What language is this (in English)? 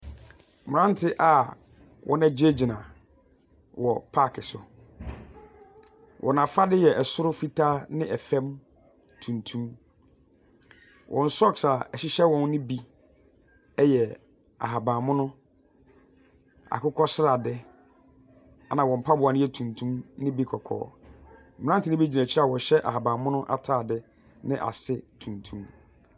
Akan